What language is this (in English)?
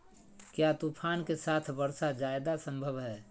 Magahi